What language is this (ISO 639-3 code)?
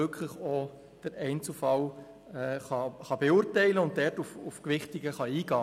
gsw